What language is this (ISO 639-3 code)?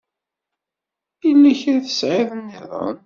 kab